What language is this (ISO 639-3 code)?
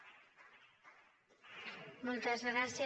cat